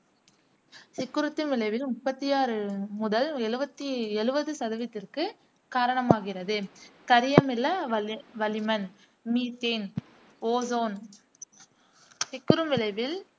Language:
Tamil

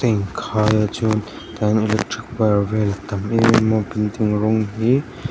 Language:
Mizo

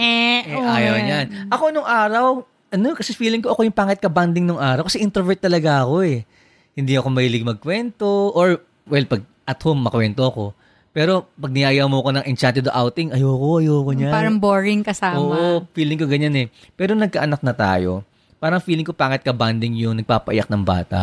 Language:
Filipino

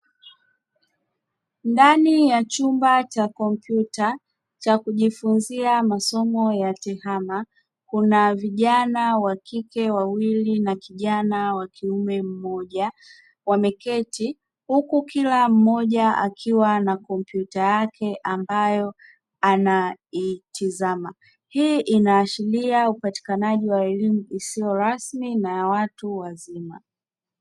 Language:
Swahili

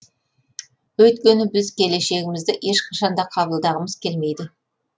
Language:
Kazakh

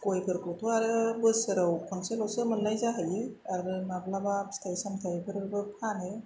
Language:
Bodo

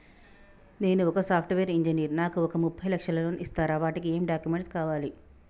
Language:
Telugu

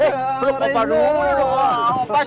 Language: Indonesian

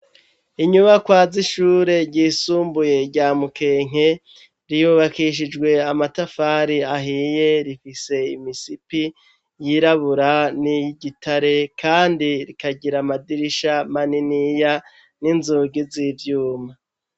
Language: Rundi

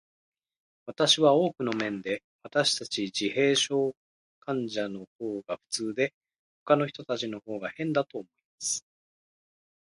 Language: Japanese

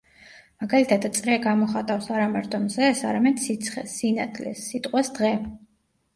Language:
Georgian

